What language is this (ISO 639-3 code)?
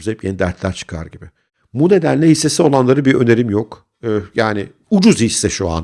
tur